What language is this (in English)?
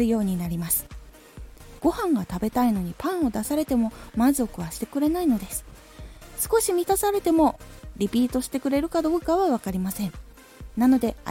Japanese